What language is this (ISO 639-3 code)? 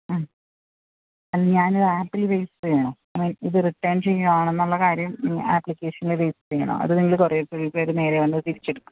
mal